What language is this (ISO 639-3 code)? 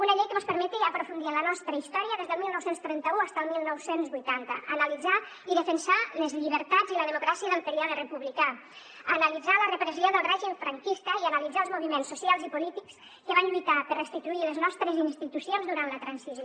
cat